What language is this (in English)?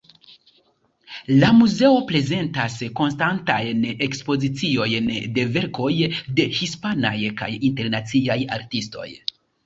Esperanto